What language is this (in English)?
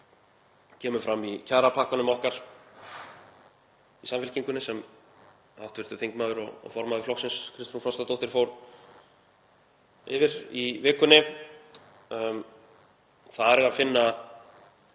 Icelandic